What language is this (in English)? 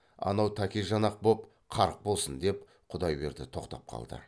Kazakh